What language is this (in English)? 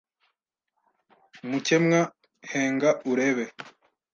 Kinyarwanda